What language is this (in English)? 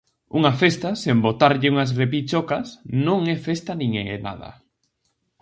Galician